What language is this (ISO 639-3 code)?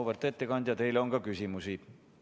est